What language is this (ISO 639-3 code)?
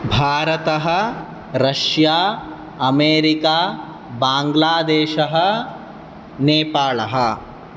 san